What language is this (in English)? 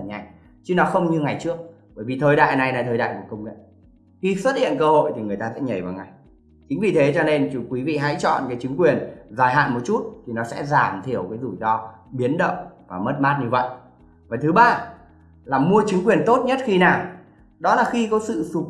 Vietnamese